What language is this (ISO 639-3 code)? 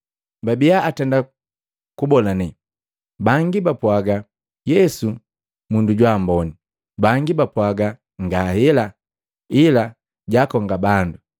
mgv